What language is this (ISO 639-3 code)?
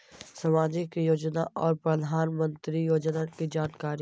mag